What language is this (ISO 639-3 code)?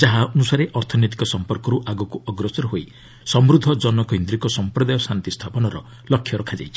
ori